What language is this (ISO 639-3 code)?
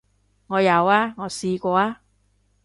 yue